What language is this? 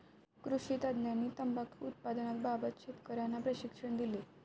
Marathi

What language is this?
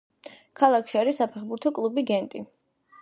Georgian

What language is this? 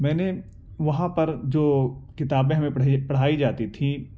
Urdu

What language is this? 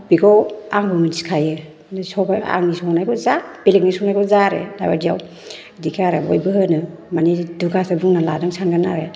Bodo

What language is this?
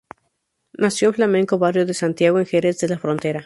Spanish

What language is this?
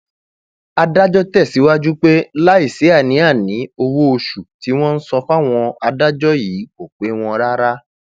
Yoruba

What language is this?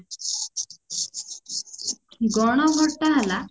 Odia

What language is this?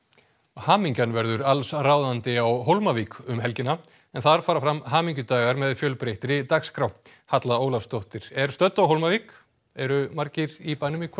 Icelandic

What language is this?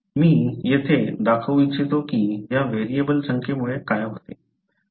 Marathi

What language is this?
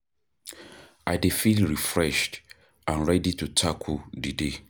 Nigerian Pidgin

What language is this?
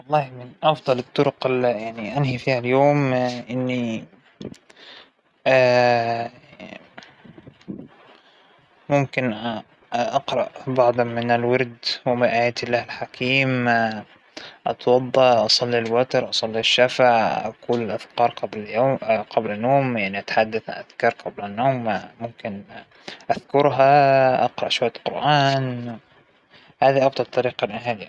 Hijazi Arabic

